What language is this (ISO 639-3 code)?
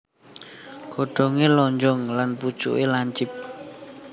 jav